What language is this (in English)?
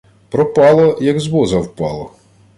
Ukrainian